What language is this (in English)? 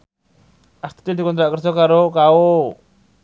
Javanese